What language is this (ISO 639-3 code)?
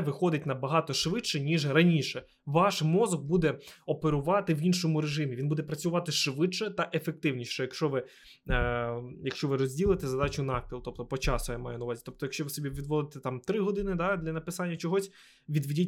ukr